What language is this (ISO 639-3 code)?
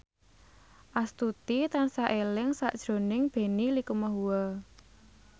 jav